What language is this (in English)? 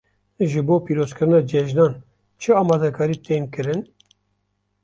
Kurdish